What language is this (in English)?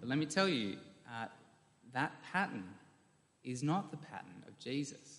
English